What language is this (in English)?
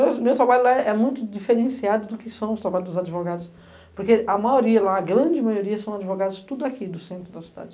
Portuguese